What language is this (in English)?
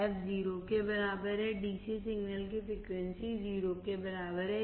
Hindi